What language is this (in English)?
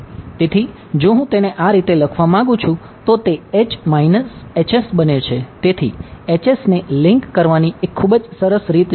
Gujarati